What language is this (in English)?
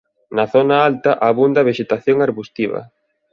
Galician